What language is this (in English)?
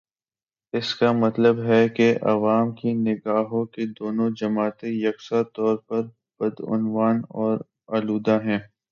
Urdu